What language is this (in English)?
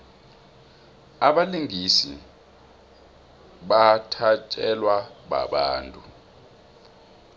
South Ndebele